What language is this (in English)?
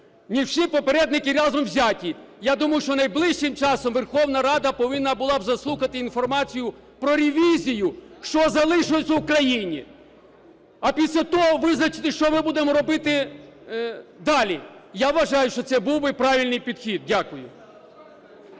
Ukrainian